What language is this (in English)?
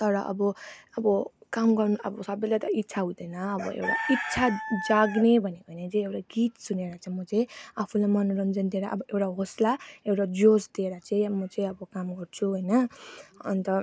Nepali